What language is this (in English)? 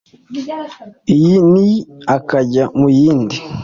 Kinyarwanda